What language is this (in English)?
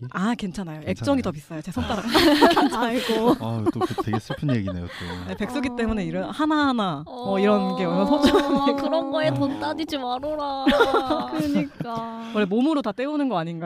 Korean